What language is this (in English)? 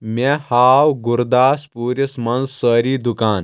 Kashmiri